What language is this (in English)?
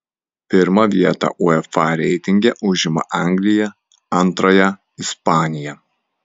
Lithuanian